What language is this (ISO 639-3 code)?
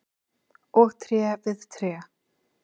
isl